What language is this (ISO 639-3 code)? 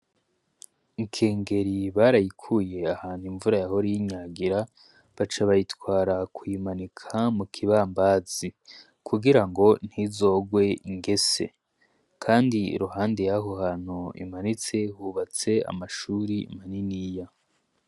run